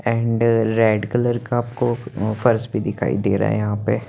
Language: Hindi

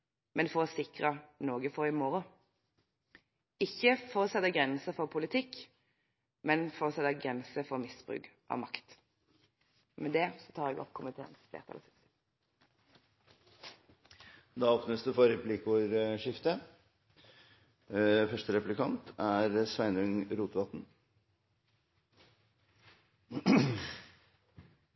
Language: Norwegian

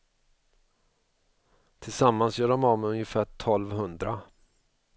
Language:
Swedish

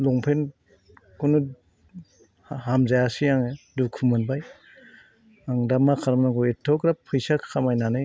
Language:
Bodo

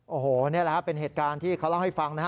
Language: Thai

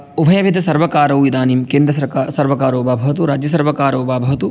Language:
Sanskrit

